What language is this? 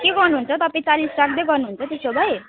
Nepali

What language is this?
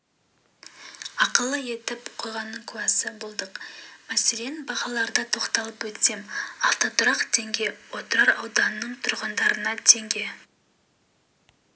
Kazakh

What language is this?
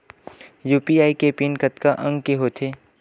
Chhattisgarhi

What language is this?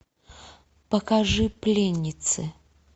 Russian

